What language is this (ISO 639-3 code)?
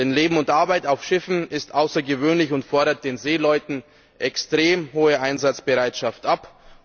deu